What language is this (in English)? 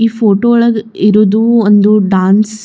Kannada